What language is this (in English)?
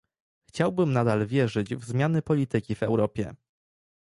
Polish